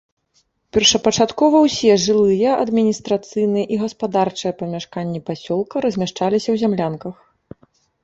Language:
Belarusian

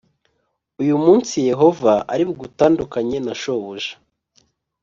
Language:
Kinyarwanda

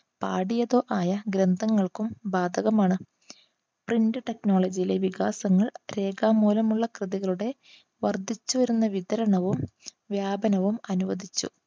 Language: Malayalam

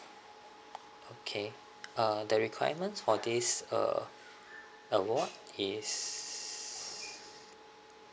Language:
English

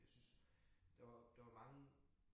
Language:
Danish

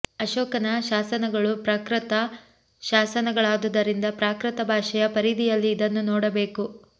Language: Kannada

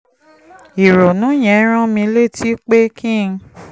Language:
Yoruba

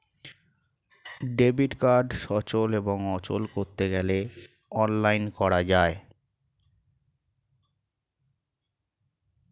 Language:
Bangla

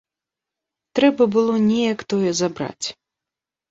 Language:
Belarusian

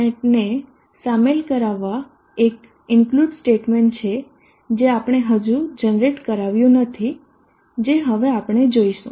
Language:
Gujarati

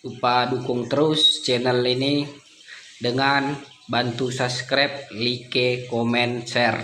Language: Indonesian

